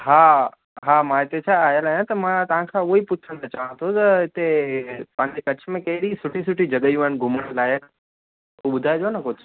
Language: Sindhi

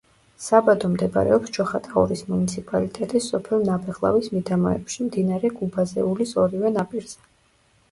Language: Georgian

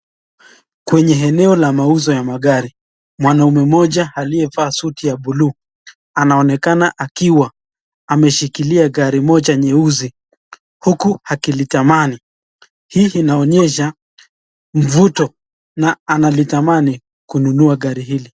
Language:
Swahili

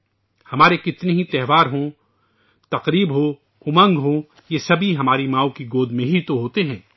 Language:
Urdu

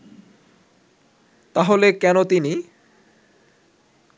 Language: Bangla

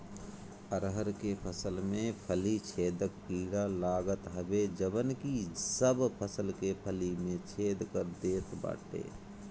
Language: Bhojpuri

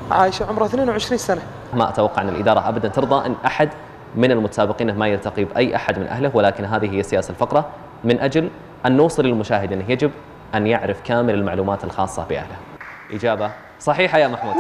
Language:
Arabic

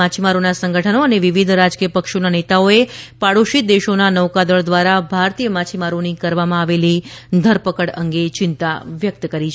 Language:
Gujarati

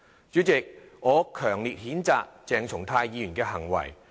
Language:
Cantonese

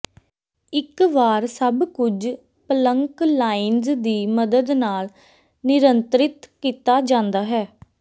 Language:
Punjabi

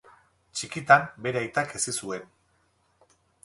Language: Basque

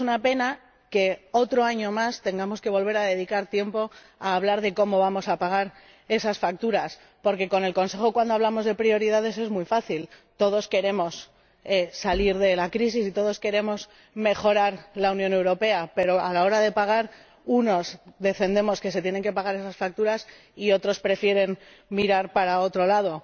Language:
Spanish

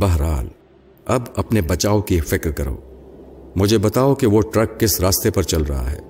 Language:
Urdu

